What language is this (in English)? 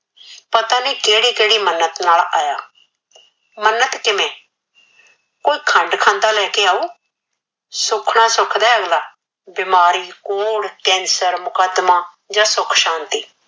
Punjabi